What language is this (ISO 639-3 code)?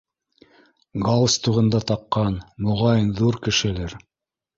bak